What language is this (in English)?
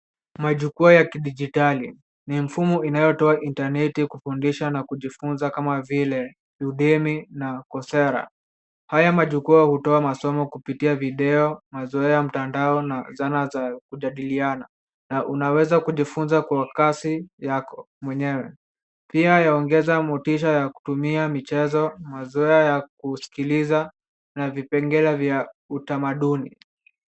Swahili